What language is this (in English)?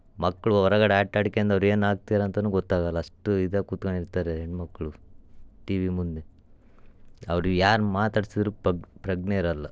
Kannada